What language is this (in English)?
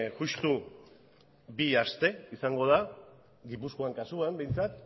Basque